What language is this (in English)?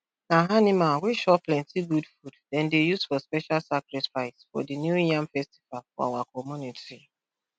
Nigerian Pidgin